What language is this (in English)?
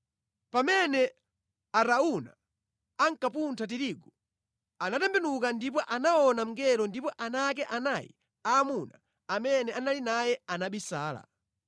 Nyanja